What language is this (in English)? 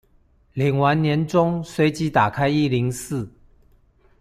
Chinese